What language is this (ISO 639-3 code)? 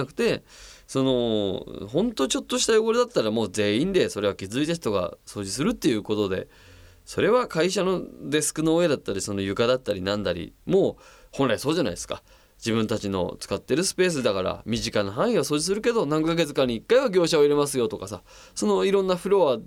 jpn